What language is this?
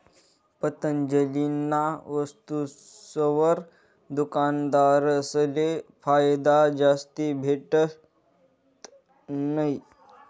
Marathi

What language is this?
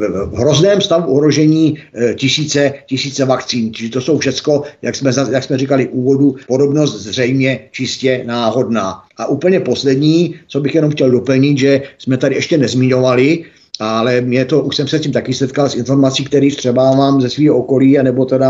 Czech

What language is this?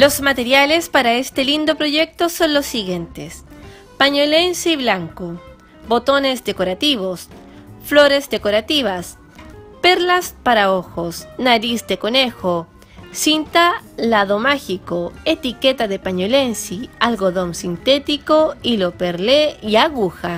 Spanish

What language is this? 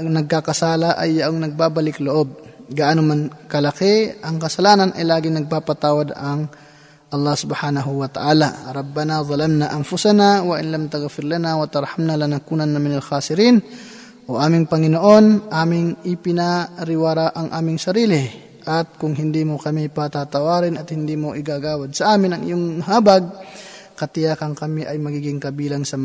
Filipino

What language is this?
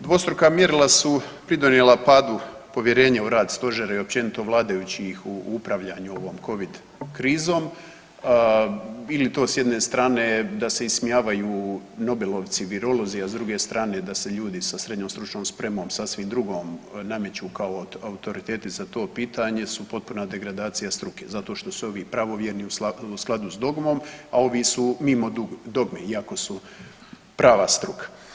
Croatian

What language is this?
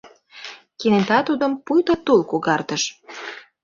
Mari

